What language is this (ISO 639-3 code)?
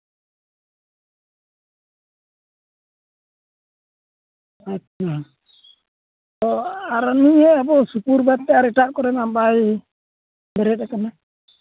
sat